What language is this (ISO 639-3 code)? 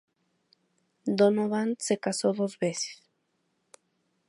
spa